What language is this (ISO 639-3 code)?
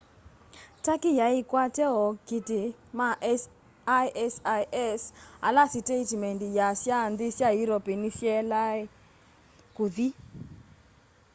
kam